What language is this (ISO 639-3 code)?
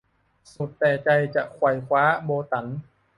tha